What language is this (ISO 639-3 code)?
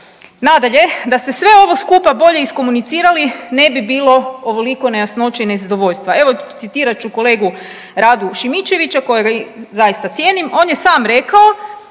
hrv